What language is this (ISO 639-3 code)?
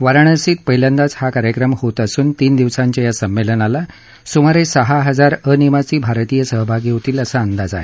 mar